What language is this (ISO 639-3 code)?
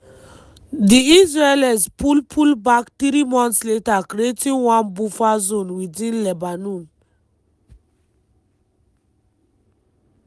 pcm